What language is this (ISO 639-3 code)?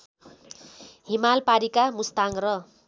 nep